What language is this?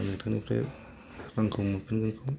Bodo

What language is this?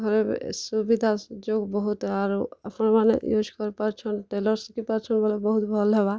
Odia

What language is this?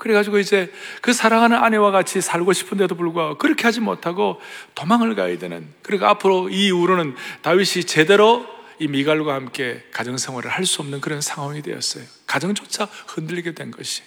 Korean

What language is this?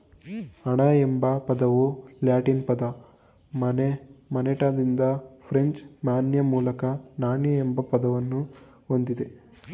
Kannada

